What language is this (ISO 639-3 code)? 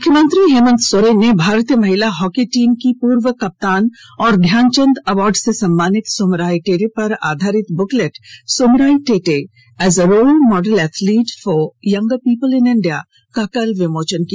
hin